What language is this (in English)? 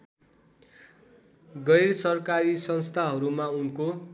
Nepali